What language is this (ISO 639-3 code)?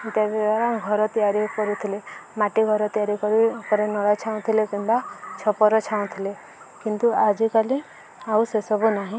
ori